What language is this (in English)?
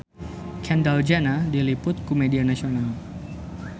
Sundanese